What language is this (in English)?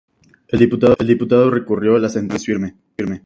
Spanish